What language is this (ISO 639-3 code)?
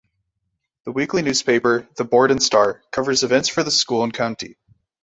eng